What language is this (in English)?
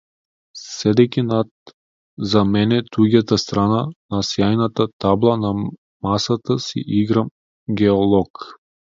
Macedonian